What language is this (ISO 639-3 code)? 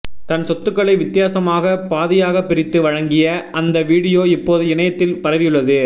tam